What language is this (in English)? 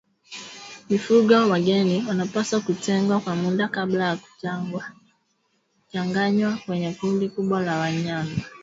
Swahili